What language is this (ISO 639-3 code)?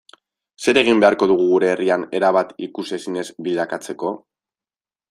eus